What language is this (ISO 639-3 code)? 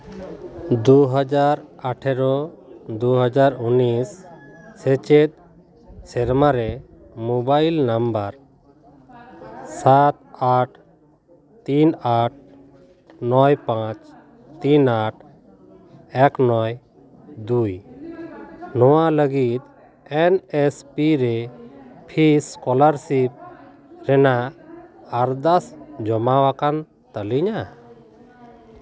sat